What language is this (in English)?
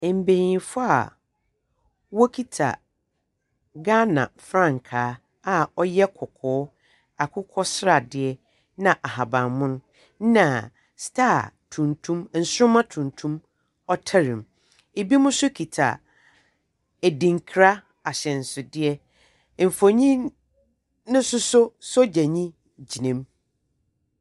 Akan